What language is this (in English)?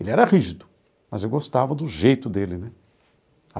Portuguese